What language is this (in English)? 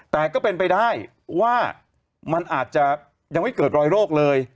Thai